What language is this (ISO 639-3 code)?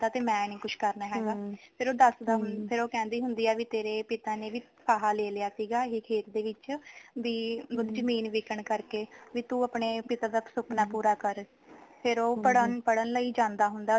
pan